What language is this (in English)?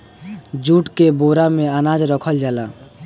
Bhojpuri